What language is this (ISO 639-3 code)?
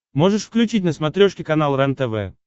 rus